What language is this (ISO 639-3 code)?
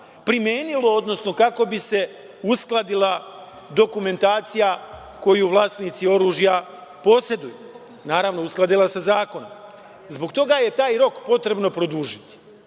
srp